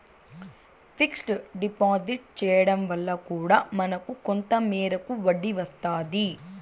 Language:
Telugu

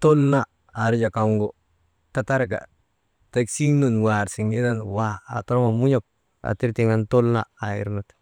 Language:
Maba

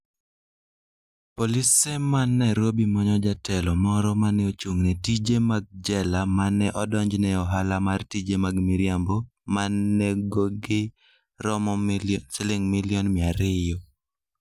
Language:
Luo (Kenya and Tanzania)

